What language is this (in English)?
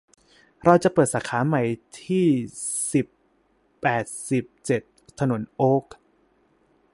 Thai